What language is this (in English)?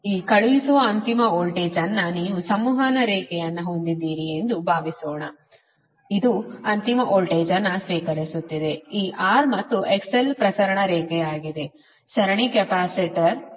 Kannada